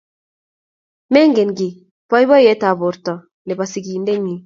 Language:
Kalenjin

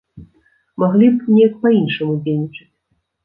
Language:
Belarusian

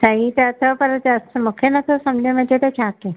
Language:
Sindhi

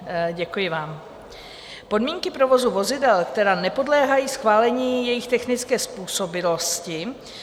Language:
Czech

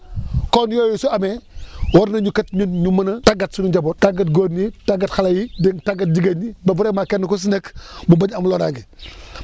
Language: Wolof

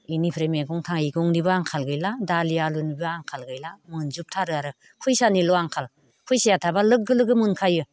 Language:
Bodo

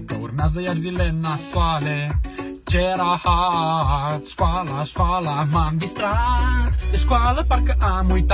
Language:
Romanian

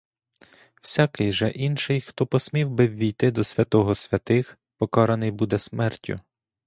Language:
Ukrainian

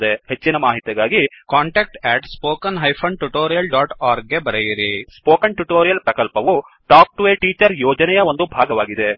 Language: Kannada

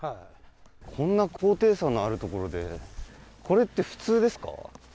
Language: Japanese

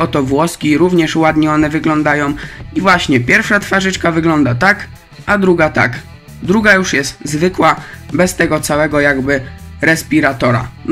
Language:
Polish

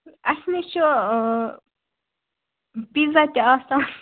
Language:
Kashmiri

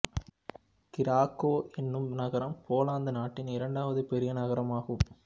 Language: Tamil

